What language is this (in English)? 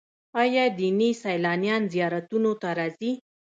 Pashto